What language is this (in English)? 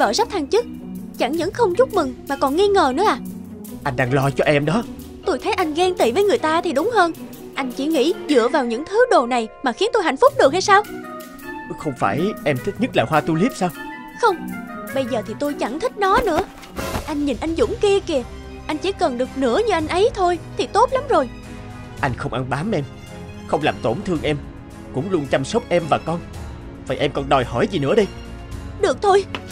Vietnamese